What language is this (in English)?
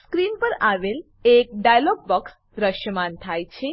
Gujarati